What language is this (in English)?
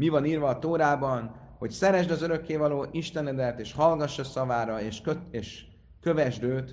Hungarian